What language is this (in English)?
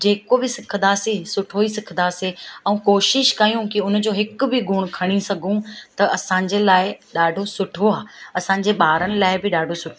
Sindhi